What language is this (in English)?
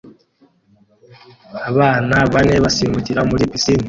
Kinyarwanda